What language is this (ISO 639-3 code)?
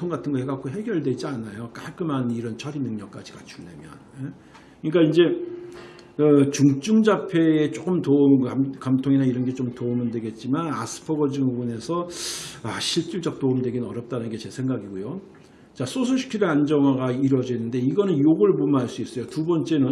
kor